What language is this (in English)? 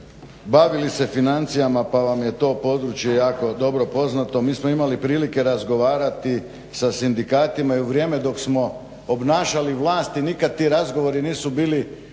Croatian